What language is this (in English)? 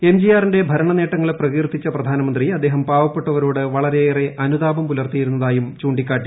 Malayalam